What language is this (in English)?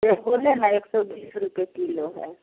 Hindi